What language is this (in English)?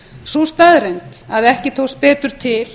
Icelandic